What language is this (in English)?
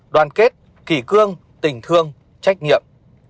Vietnamese